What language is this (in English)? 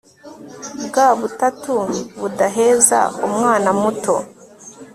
Kinyarwanda